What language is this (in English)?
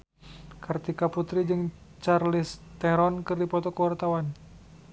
Sundanese